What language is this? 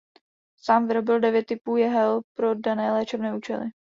Czech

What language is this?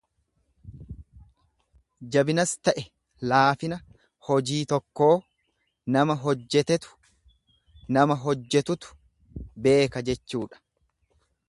Oromo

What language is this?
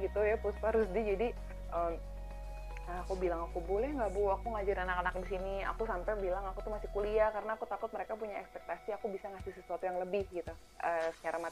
Indonesian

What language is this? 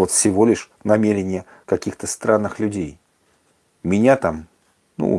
Russian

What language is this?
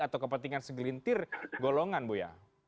Indonesian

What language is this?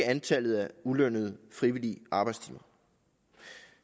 Danish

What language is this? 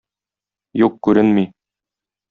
Tatar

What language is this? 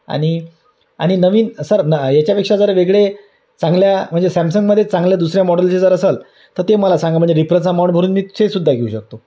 Marathi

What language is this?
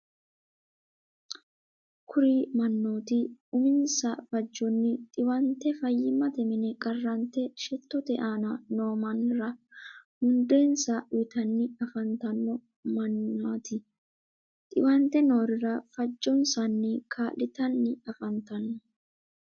Sidamo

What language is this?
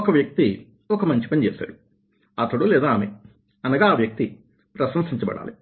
Telugu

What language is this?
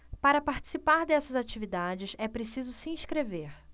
Portuguese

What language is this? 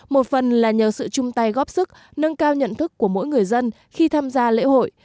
Vietnamese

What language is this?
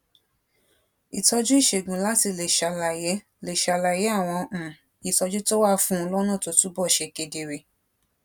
Yoruba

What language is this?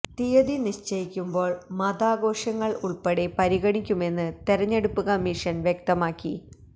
Malayalam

